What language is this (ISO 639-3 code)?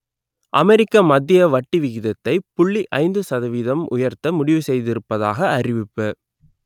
tam